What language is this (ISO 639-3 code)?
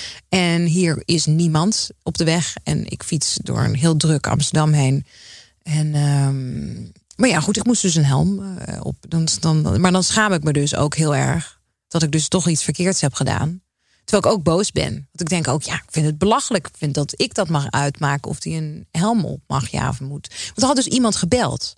nld